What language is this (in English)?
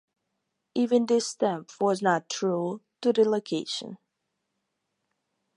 English